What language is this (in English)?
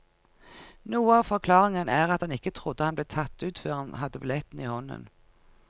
Norwegian